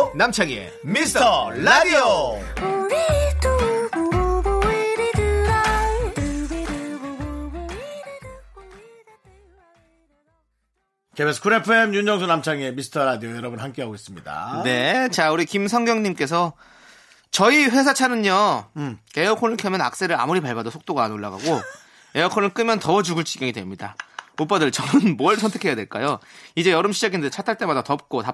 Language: Korean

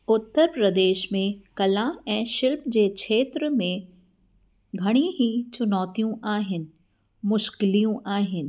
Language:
Sindhi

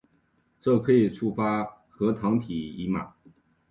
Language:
Chinese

